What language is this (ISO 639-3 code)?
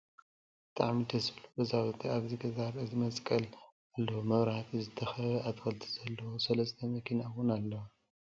tir